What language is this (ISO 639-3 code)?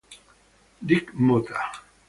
ita